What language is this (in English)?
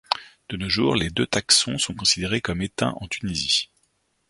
French